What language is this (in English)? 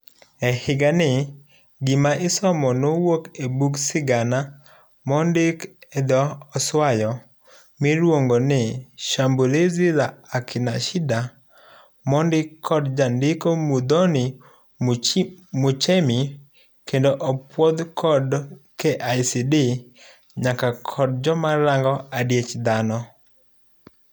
Luo (Kenya and Tanzania)